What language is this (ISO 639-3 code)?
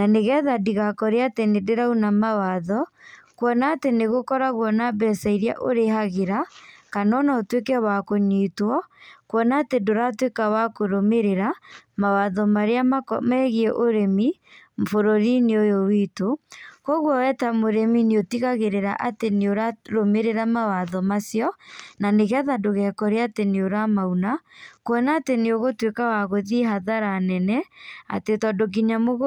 kik